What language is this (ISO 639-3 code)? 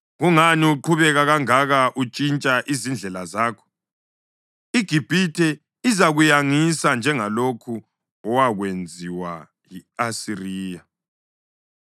nde